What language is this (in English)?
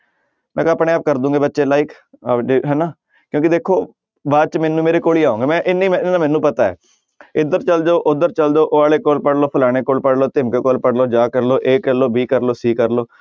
Punjabi